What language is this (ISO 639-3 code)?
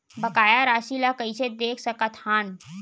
hne